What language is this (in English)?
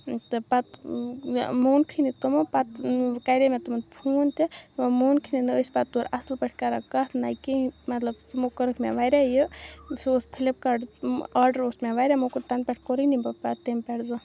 Kashmiri